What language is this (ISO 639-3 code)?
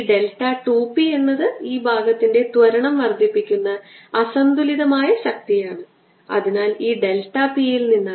mal